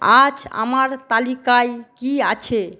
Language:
Bangla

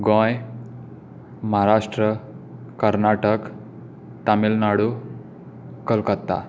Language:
Konkani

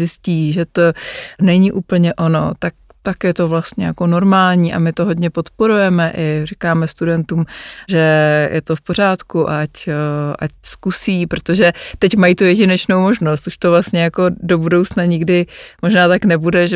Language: Czech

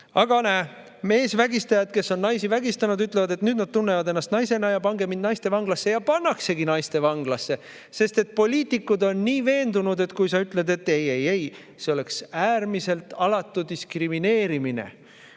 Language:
Estonian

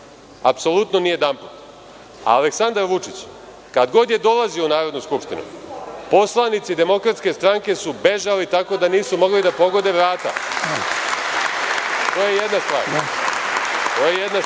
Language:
Serbian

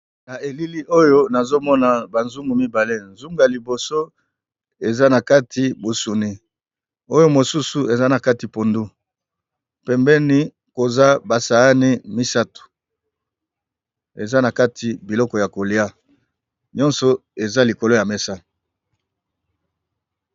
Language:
Lingala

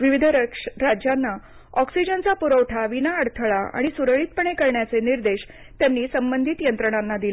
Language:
Marathi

